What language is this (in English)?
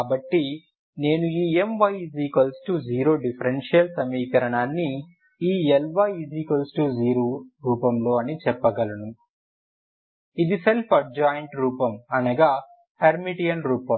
Telugu